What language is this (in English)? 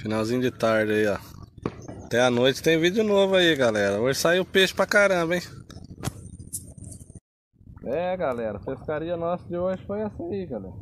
Portuguese